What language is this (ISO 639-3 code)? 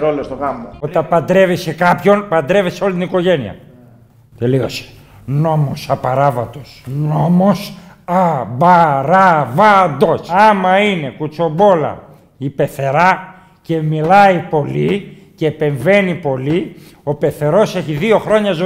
ell